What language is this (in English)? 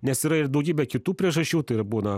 Lithuanian